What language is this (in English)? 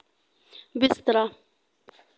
Dogri